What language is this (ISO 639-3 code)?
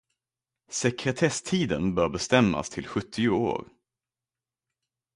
swe